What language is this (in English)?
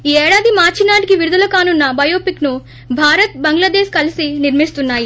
Telugu